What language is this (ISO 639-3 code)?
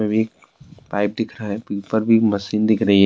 urd